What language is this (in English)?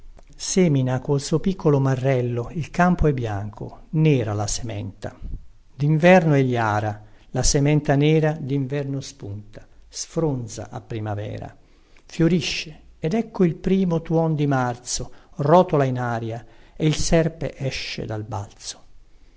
Italian